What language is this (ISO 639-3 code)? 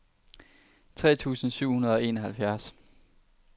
dan